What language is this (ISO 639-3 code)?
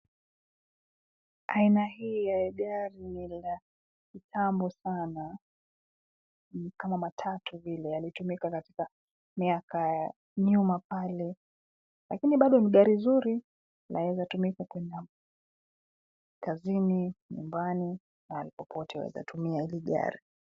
swa